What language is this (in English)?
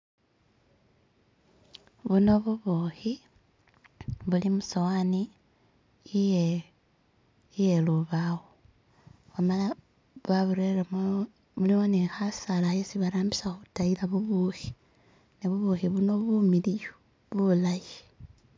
Masaaba